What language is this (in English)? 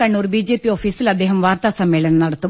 Malayalam